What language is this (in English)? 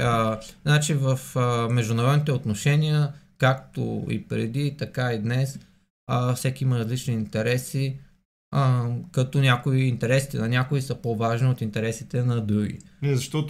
Bulgarian